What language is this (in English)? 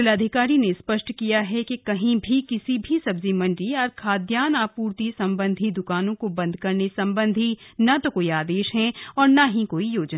Hindi